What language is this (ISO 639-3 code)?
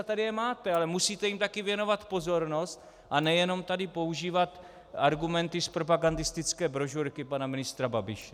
ces